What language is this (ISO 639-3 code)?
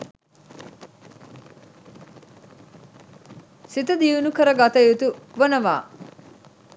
sin